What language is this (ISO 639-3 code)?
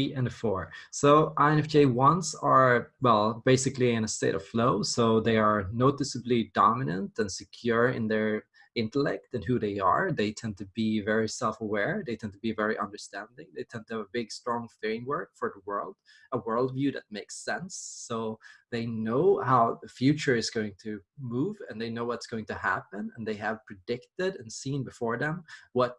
eng